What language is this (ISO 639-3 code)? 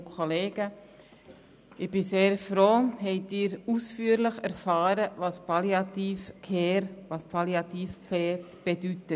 gsw